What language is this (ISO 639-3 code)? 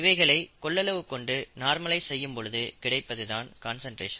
tam